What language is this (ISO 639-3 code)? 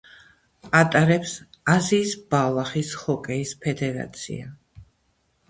kat